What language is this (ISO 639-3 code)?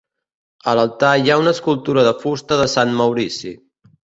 cat